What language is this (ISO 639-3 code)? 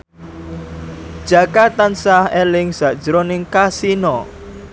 jav